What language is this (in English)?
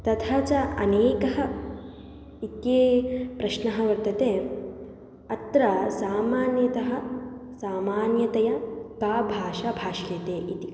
Sanskrit